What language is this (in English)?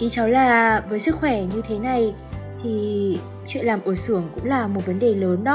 Vietnamese